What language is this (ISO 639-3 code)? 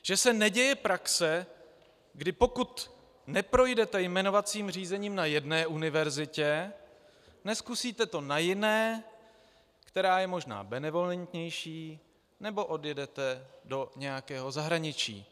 ces